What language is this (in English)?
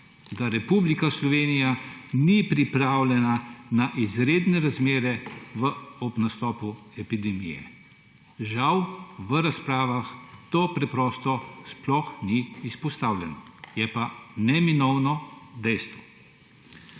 Slovenian